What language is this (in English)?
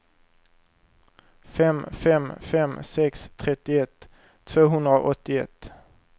Swedish